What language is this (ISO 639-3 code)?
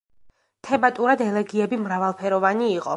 kat